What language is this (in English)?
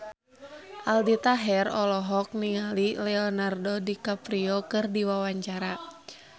Sundanese